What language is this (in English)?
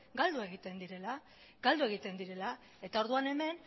Basque